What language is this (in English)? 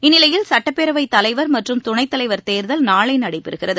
Tamil